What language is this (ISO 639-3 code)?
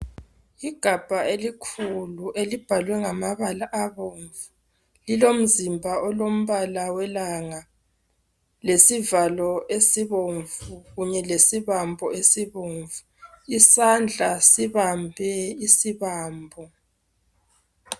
nde